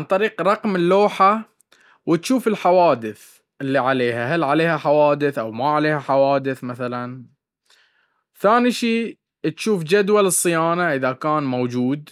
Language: Baharna Arabic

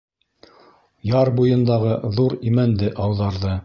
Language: Bashkir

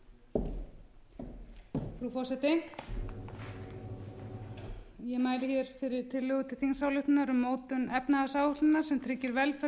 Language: Icelandic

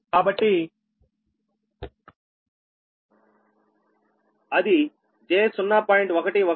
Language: Telugu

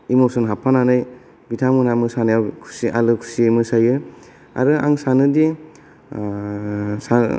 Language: Bodo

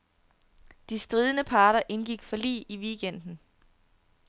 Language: Danish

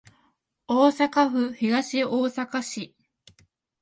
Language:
Japanese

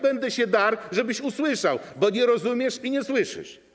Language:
Polish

